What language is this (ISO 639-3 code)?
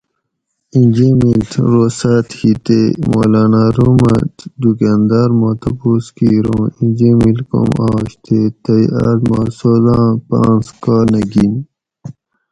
gwc